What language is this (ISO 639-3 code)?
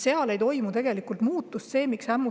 est